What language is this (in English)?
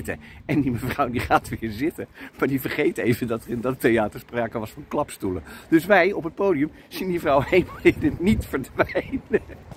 Dutch